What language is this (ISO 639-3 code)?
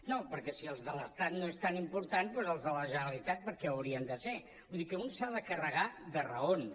cat